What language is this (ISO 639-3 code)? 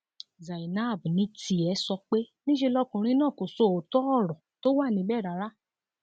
yor